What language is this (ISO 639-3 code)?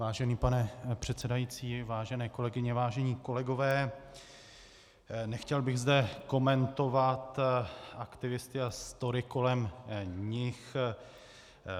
ces